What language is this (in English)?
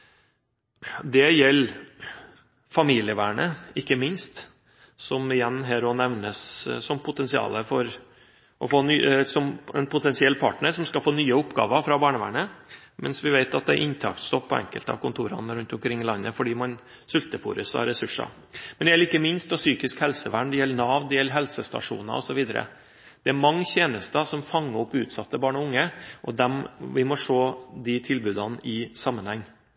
Norwegian Bokmål